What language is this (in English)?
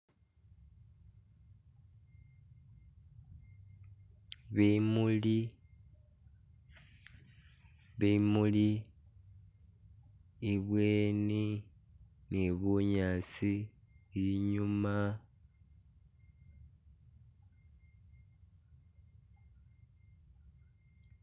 Masaaba